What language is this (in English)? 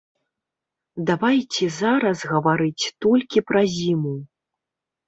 Belarusian